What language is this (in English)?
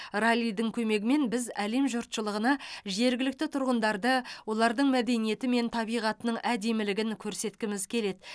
Kazakh